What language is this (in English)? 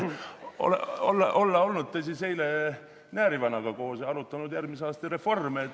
Estonian